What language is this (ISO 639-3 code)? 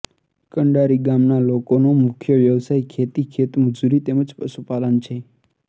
guj